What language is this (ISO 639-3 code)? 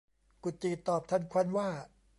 tha